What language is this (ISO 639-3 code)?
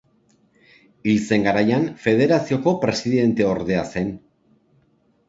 eus